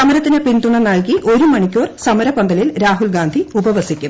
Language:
Malayalam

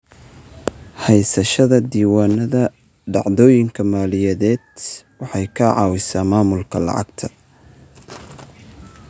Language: Somali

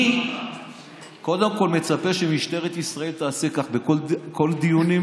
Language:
Hebrew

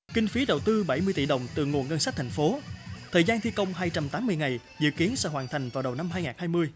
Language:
Vietnamese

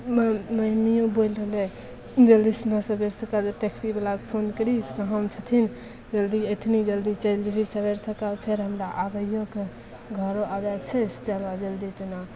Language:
Maithili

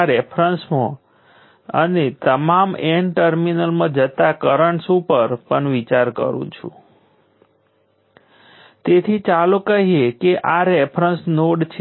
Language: Gujarati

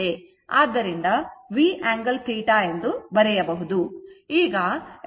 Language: Kannada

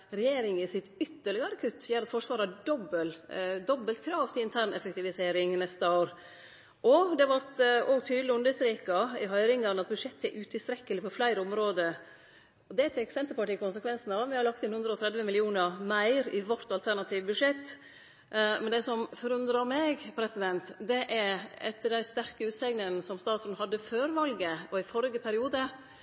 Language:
Norwegian Nynorsk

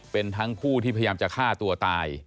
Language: Thai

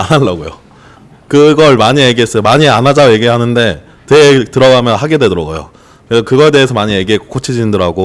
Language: Korean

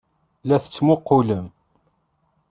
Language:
Kabyle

